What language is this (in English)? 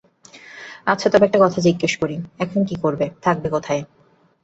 Bangla